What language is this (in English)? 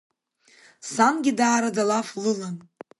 Abkhazian